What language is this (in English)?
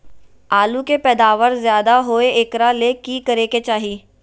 Magahi